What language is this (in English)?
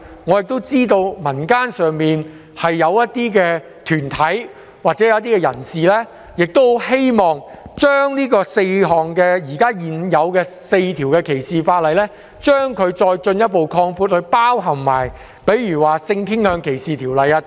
Cantonese